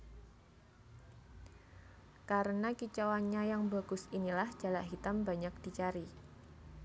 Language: Javanese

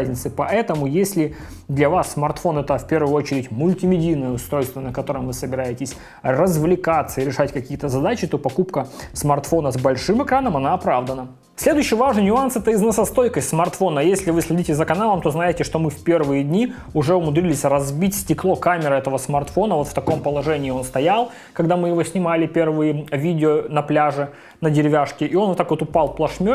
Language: Russian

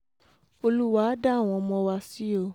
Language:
Yoruba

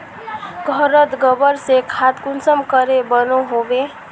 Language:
Magahi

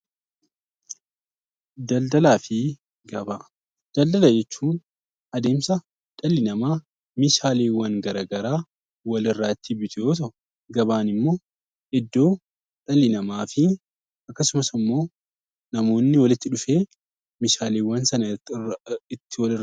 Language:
Oromo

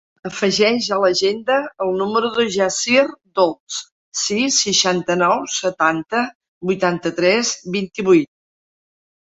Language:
Catalan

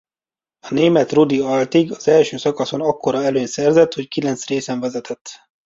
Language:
Hungarian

